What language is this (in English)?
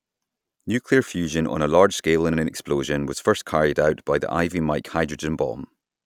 English